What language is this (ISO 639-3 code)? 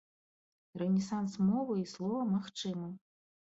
bel